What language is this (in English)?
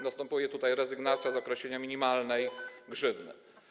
Polish